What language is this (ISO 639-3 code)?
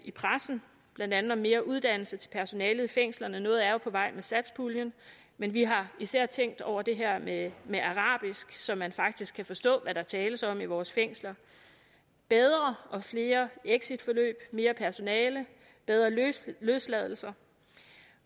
dan